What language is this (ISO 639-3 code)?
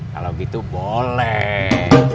ind